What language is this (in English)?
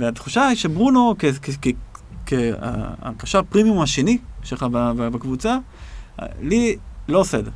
Hebrew